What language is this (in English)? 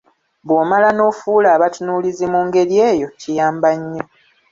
Ganda